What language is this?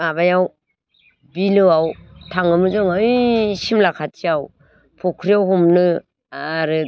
Bodo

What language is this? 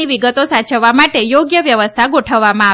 Gujarati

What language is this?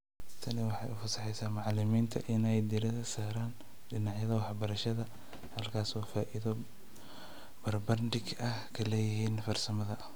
Somali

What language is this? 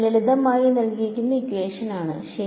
Malayalam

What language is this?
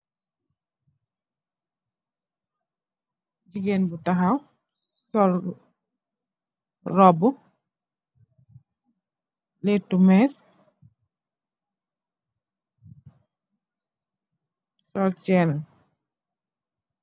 Wolof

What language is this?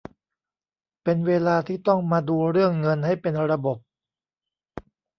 Thai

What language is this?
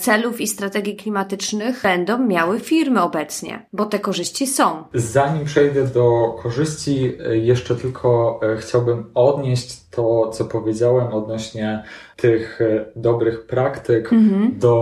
Polish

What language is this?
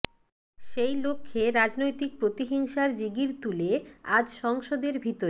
Bangla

